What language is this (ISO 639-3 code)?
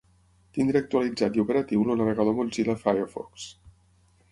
cat